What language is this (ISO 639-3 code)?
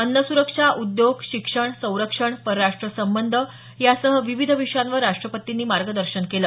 mar